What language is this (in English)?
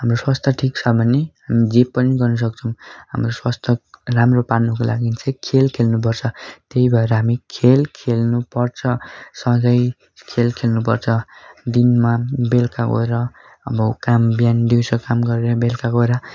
Nepali